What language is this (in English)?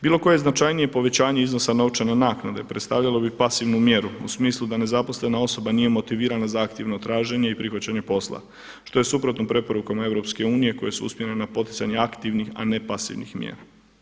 Croatian